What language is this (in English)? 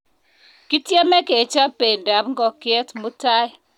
Kalenjin